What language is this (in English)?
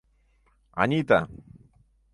Mari